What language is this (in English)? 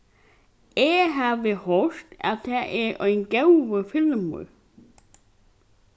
Faroese